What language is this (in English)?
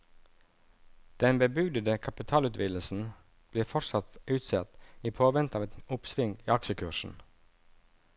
Norwegian